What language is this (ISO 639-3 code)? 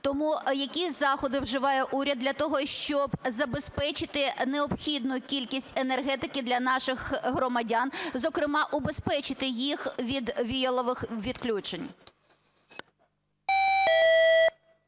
ukr